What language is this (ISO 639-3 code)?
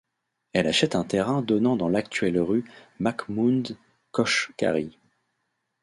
fra